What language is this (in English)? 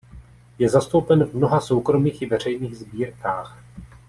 Czech